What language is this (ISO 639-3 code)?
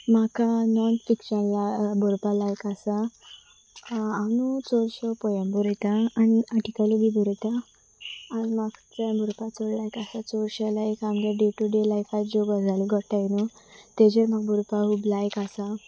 kok